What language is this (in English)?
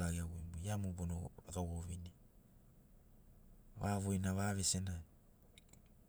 Sinaugoro